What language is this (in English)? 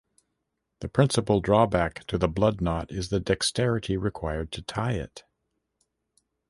English